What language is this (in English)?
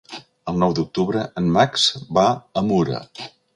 Catalan